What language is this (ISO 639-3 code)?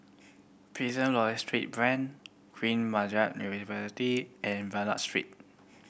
eng